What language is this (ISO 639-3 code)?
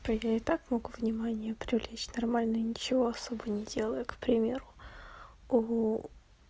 rus